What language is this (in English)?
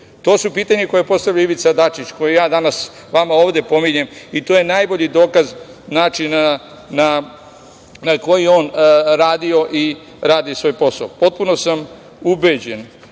Serbian